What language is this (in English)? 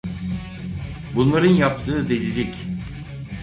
Turkish